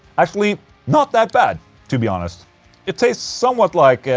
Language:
English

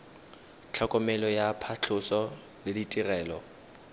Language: Tswana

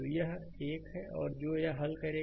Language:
Hindi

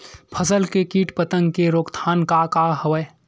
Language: Chhattisgarhi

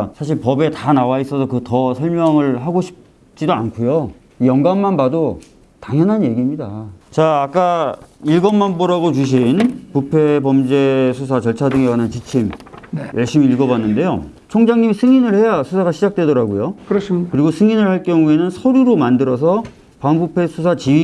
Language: Korean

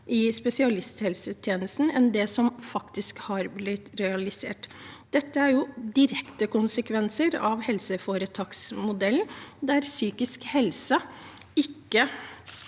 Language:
Norwegian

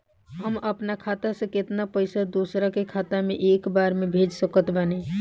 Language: Bhojpuri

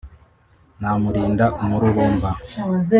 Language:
Kinyarwanda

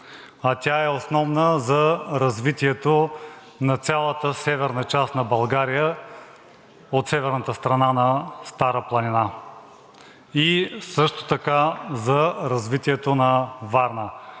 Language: Bulgarian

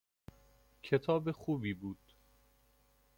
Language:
Persian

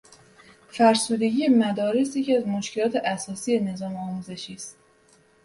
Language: Persian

